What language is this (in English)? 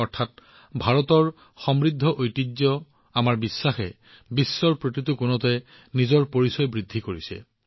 Assamese